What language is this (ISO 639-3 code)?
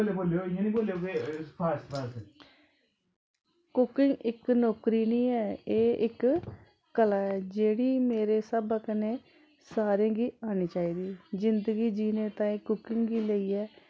doi